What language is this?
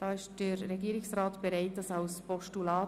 Swiss German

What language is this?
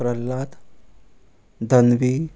Konkani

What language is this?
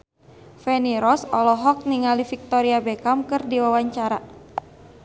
Sundanese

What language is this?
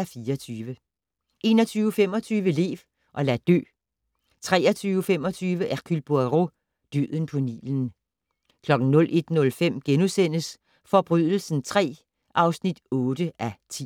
Danish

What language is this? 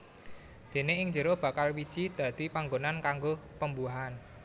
Javanese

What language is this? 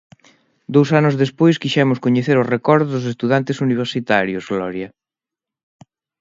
Galician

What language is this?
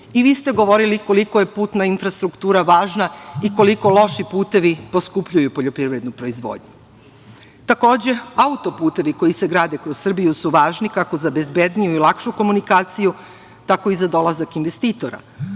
Serbian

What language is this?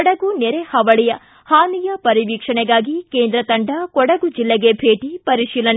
Kannada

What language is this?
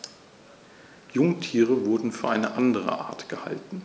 German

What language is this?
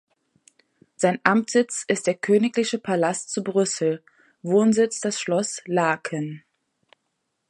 German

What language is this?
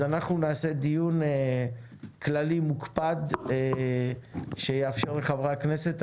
Hebrew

